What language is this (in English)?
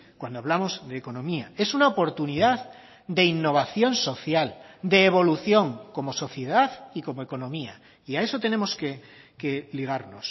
Spanish